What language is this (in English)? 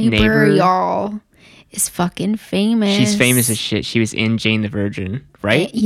English